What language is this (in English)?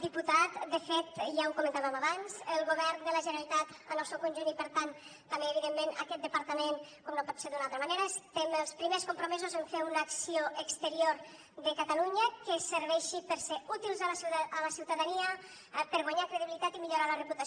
Catalan